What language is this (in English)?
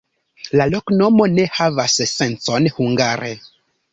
Esperanto